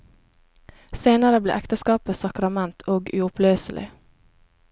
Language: Norwegian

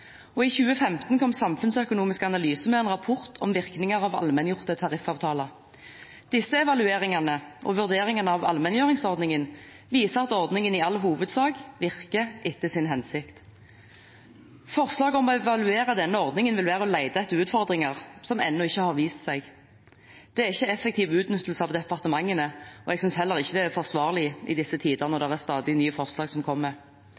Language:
Norwegian Bokmål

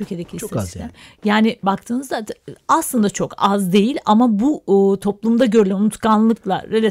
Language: Turkish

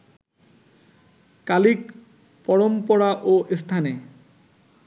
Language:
Bangla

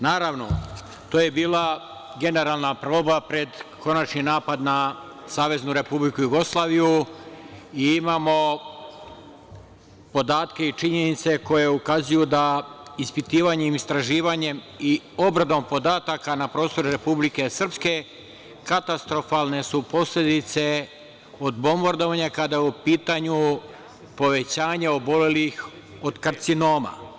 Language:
Serbian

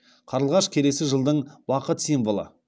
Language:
Kazakh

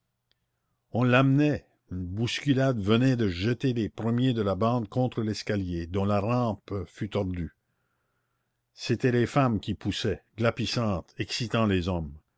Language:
French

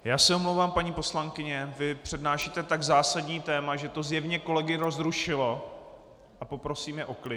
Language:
Czech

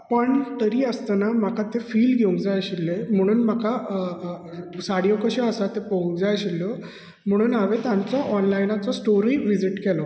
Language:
Konkani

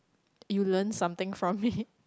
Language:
English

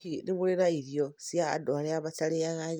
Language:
Kikuyu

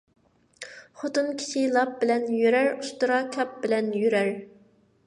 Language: Uyghur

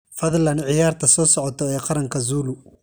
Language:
Somali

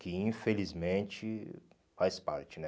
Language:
Portuguese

